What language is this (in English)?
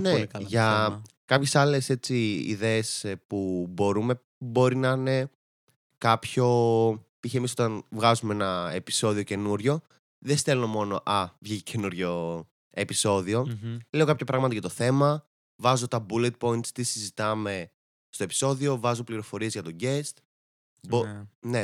Greek